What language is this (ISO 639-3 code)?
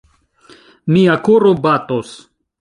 epo